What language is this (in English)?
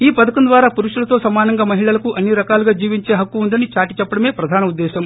Telugu